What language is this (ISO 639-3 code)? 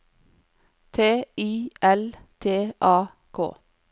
nor